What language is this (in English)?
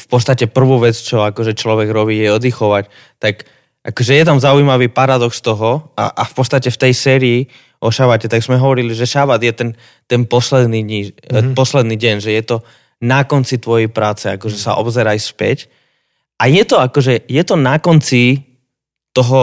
Slovak